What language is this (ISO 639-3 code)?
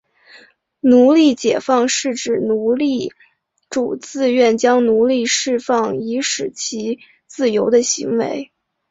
zho